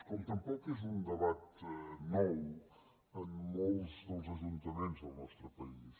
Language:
Catalan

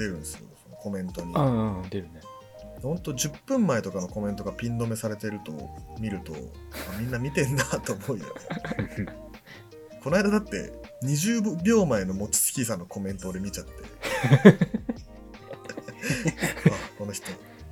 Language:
Japanese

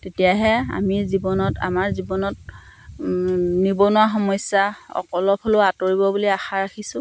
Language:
Assamese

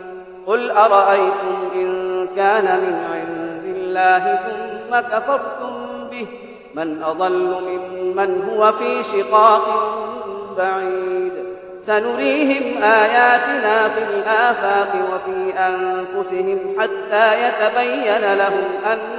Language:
Arabic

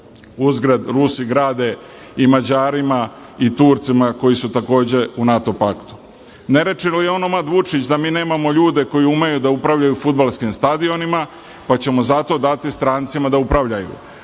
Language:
Serbian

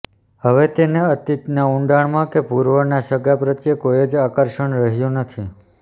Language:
Gujarati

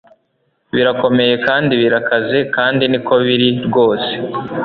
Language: Kinyarwanda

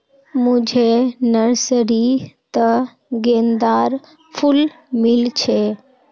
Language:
Magahi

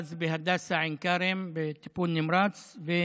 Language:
Hebrew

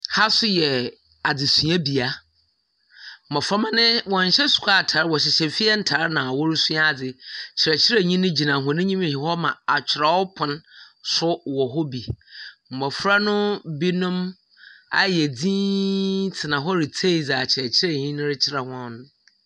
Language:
Akan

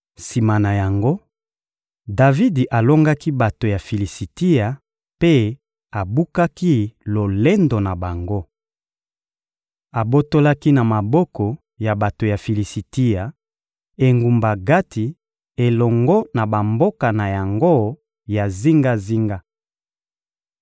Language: Lingala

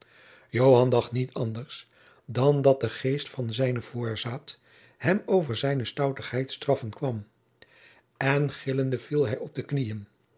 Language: Dutch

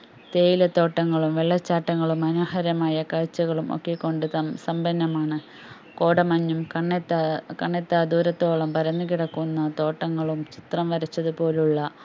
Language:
Malayalam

